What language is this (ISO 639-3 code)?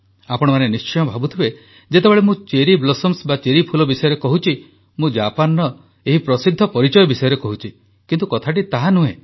ori